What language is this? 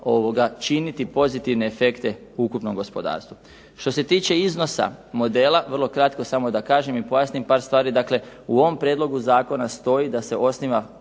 Croatian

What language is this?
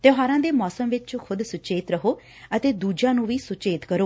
Punjabi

